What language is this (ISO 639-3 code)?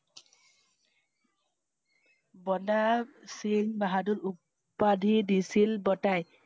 asm